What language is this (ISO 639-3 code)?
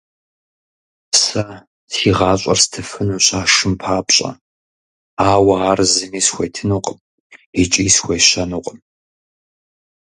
kbd